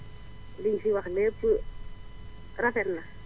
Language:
Wolof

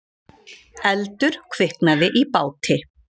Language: Icelandic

